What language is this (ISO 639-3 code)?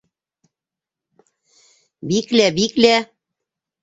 bak